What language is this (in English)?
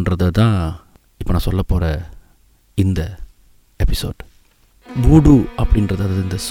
Tamil